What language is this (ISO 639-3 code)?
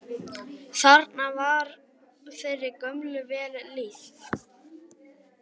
isl